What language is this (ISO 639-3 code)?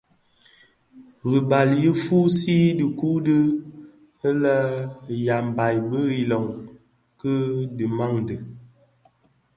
ksf